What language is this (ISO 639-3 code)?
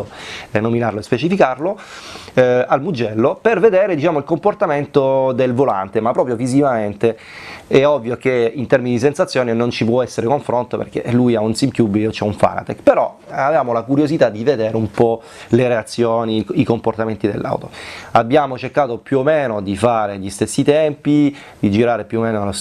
ita